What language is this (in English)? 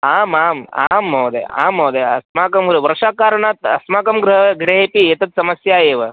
Sanskrit